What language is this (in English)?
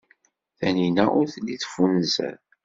Kabyle